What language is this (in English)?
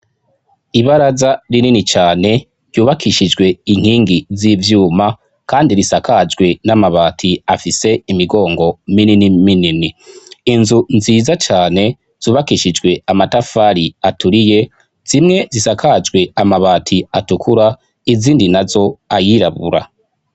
Rundi